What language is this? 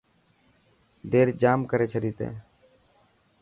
Dhatki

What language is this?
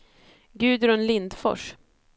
Swedish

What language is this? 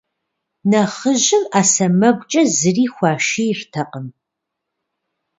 Kabardian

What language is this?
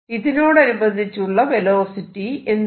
Malayalam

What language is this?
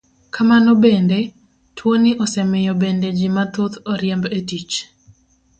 Luo (Kenya and Tanzania)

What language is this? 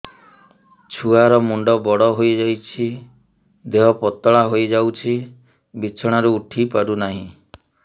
Odia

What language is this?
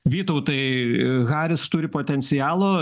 Lithuanian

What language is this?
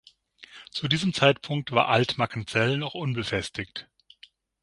German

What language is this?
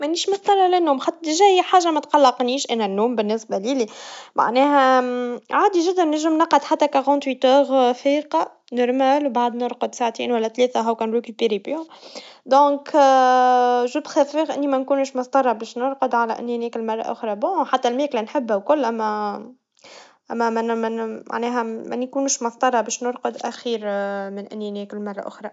Tunisian Arabic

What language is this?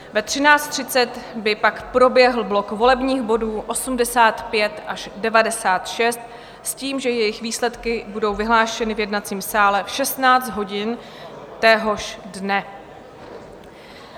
Czech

